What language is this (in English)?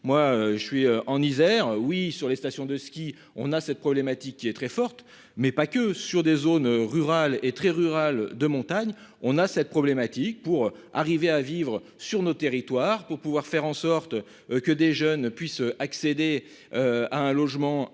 French